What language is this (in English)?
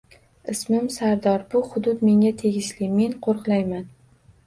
Uzbek